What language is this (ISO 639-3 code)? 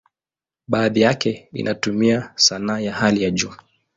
swa